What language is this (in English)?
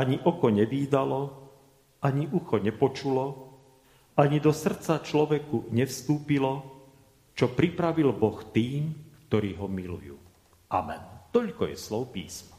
Slovak